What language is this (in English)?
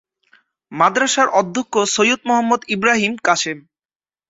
Bangla